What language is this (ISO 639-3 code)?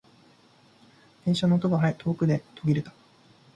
jpn